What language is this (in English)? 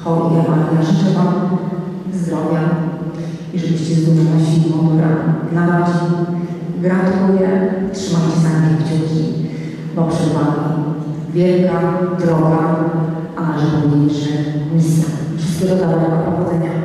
Polish